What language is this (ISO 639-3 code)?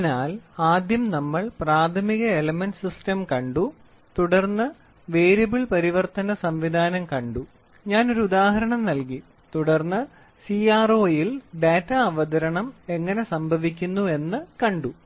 mal